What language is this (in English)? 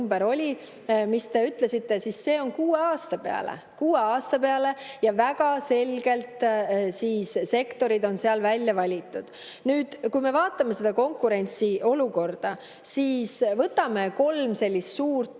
Estonian